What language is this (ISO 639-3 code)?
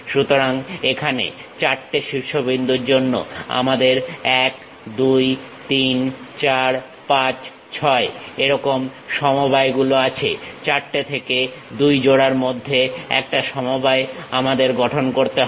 ben